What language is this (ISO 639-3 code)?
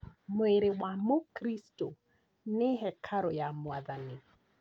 kik